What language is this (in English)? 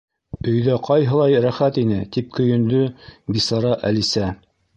Bashkir